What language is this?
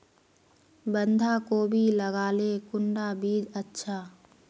Magahi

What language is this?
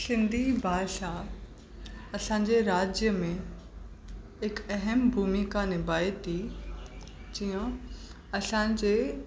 Sindhi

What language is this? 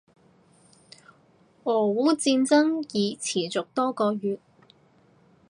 Cantonese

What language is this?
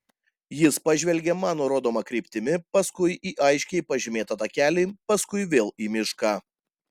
Lithuanian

